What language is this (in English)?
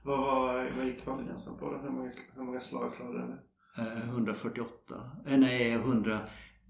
Swedish